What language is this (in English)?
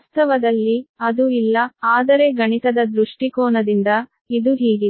Kannada